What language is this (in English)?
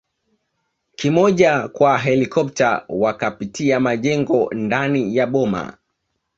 Swahili